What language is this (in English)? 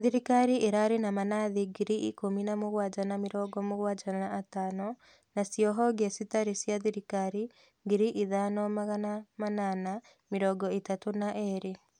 Kikuyu